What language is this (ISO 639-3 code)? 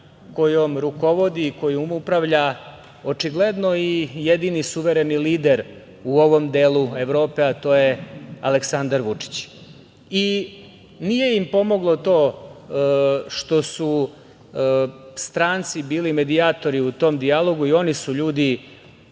srp